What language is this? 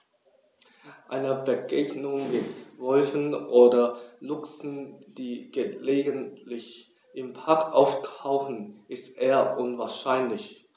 German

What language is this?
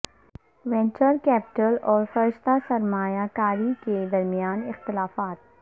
Urdu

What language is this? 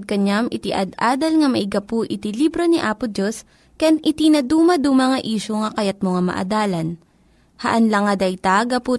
Filipino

